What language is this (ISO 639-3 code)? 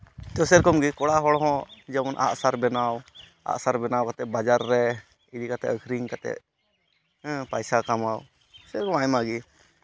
sat